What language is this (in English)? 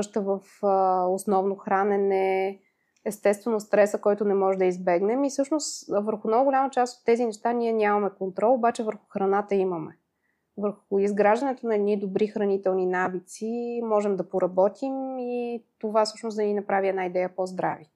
Bulgarian